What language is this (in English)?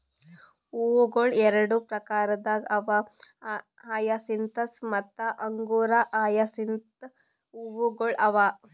Kannada